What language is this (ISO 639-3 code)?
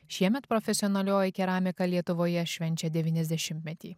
lit